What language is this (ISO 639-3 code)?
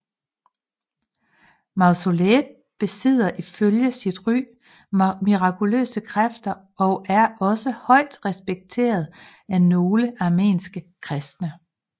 dan